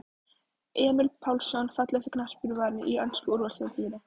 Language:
Icelandic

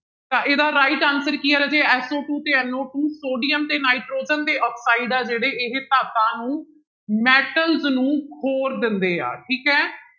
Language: Punjabi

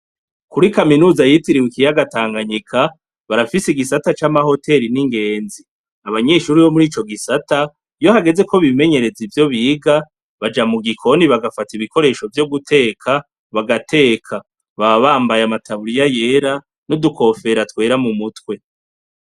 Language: Rundi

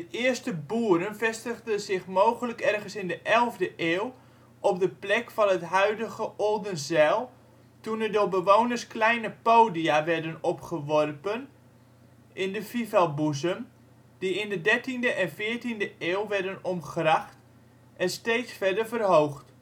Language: Dutch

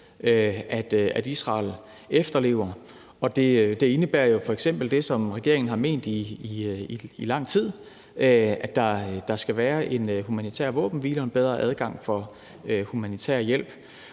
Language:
Danish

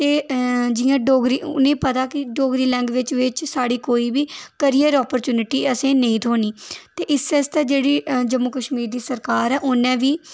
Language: Dogri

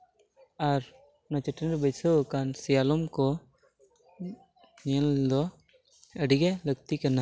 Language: Santali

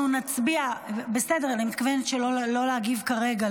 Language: Hebrew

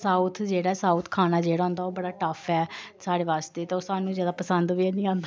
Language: Dogri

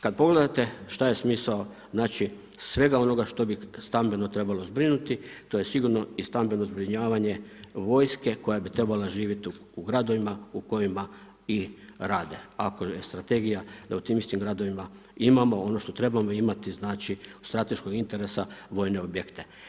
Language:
Croatian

